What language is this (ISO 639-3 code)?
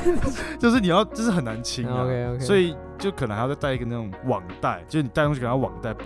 zho